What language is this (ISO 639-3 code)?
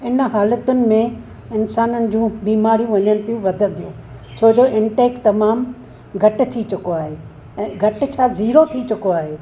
snd